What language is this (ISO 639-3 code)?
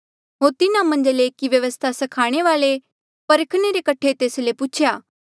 mjl